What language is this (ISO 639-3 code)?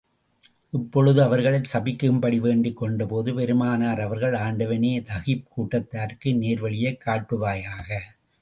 tam